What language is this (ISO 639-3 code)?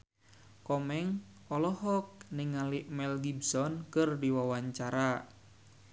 sun